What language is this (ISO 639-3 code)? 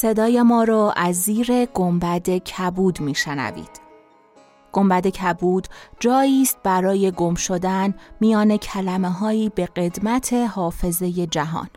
fas